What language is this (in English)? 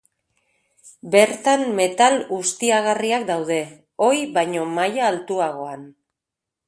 Basque